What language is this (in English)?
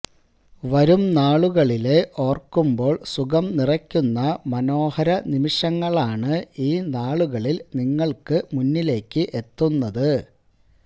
Malayalam